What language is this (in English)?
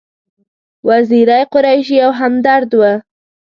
Pashto